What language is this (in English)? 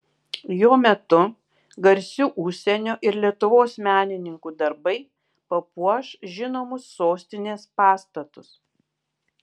Lithuanian